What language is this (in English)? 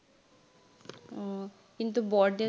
Assamese